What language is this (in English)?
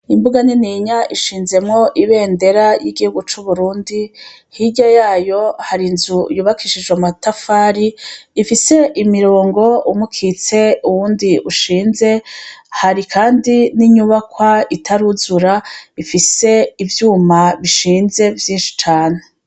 Rundi